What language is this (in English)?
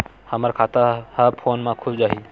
Chhattisgarhi